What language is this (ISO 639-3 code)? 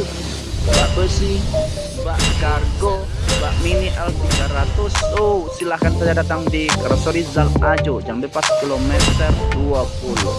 ind